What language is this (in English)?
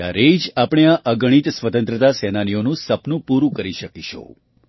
Gujarati